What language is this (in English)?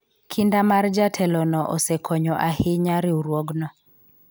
Luo (Kenya and Tanzania)